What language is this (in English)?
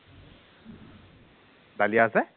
Assamese